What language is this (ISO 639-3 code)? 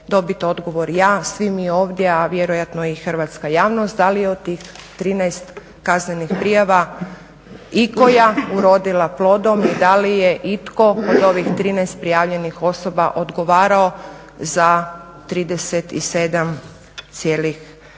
hrv